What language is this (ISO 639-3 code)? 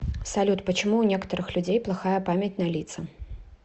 rus